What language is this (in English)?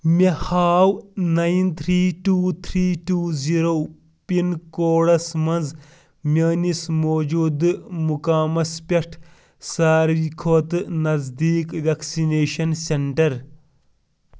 Kashmiri